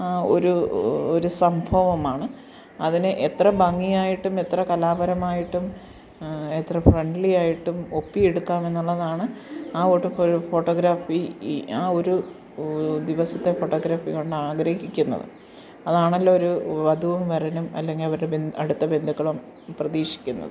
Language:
Malayalam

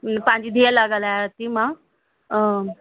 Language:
Sindhi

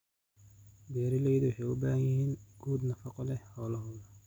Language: Somali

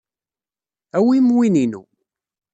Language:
Kabyle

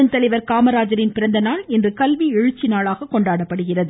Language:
Tamil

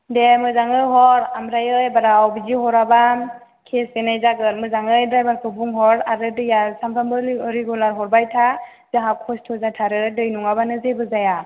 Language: Bodo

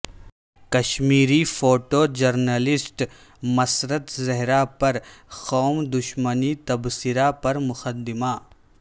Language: Urdu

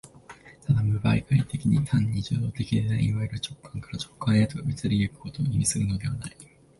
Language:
Japanese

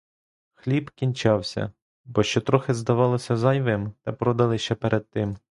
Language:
Ukrainian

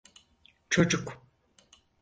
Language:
Turkish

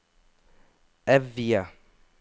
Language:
Norwegian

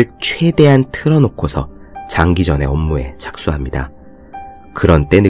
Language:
Korean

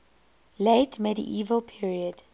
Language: English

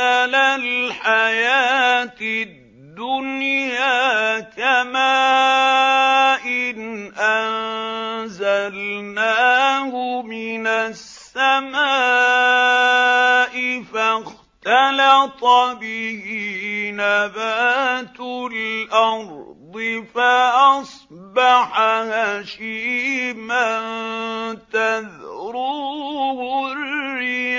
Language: Arabic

